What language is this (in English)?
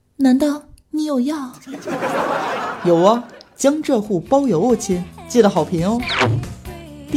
Chinese